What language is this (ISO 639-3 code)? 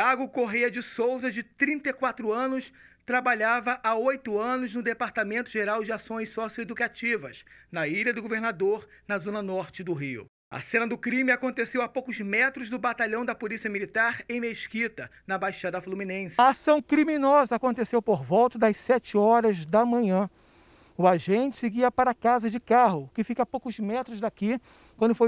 por